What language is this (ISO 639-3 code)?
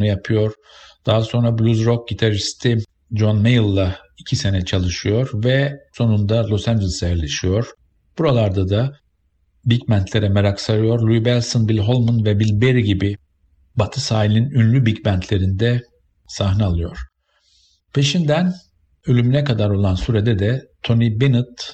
tur